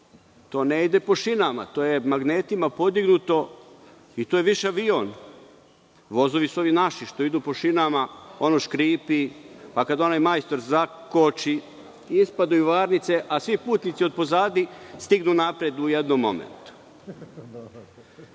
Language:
Serbian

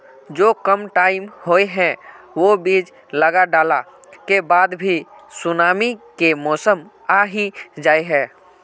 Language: Magahi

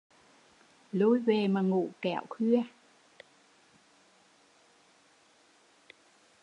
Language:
Vietnamese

